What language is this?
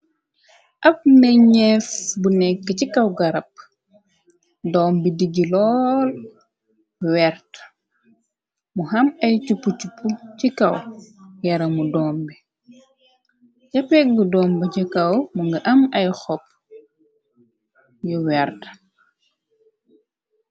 Wolof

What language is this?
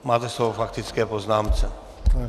Czech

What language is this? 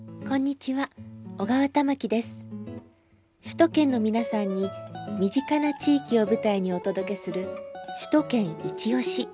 Japanese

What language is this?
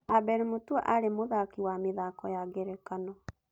Kikuyu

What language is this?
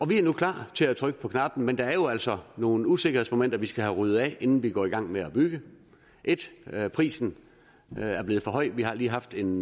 Danish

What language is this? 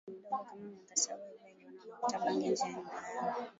Swahili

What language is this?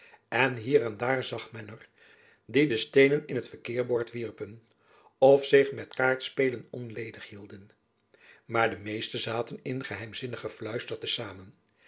Dutch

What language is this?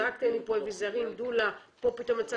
Hebrew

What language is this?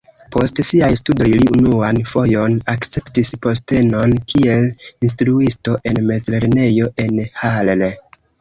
Esperanto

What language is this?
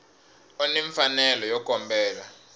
Tsonga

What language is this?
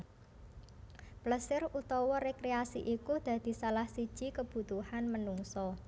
Javanese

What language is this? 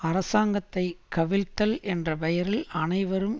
Tamil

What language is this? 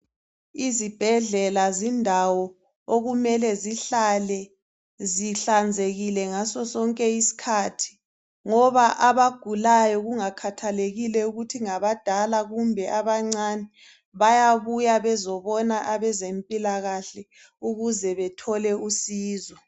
North Ndebele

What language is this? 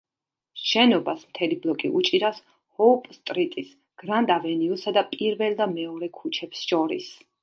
Georgian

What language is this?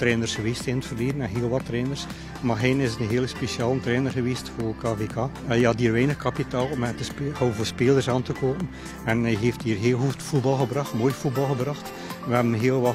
Dutch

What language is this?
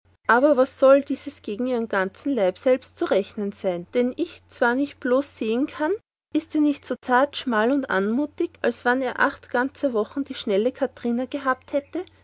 German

